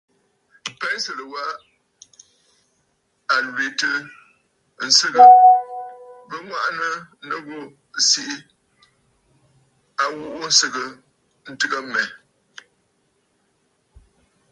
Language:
Bafut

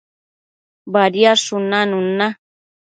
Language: Matsés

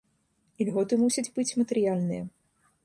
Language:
Belarusian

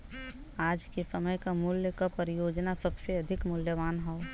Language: Bhojpuri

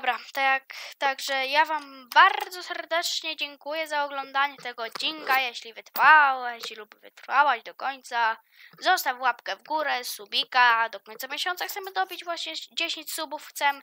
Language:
Polish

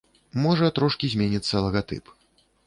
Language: Belarusian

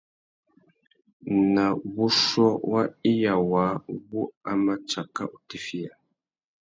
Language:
Tuki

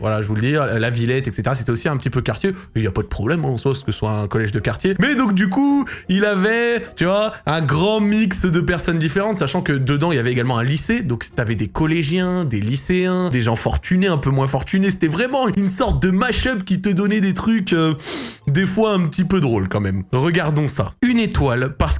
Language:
French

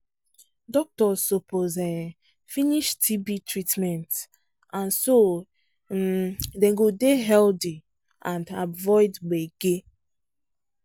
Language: Nigerian Pidgin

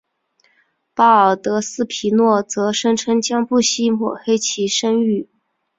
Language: Chinese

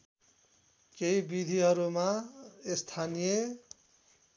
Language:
Nepali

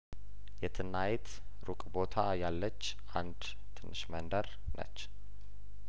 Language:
Amharic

